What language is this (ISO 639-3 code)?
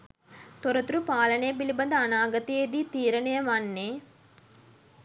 sin